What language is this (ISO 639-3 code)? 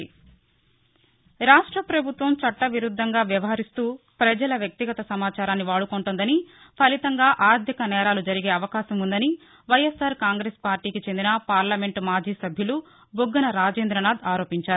tel